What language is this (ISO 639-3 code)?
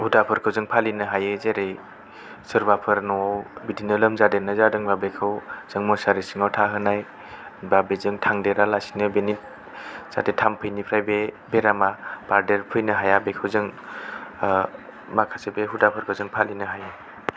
brx